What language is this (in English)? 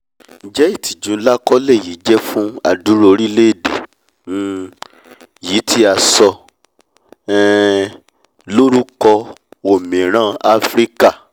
Yoruba